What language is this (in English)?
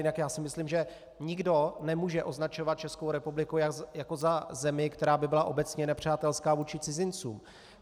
Czech